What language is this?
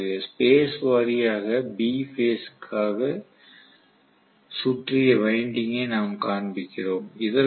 Tamil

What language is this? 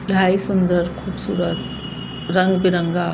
Sindhi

